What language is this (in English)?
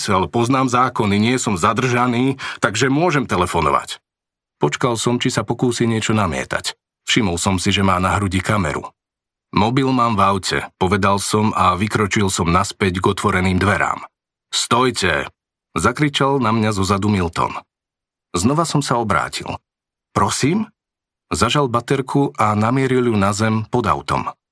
Slovak